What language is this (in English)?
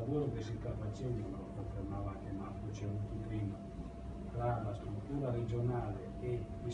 Italian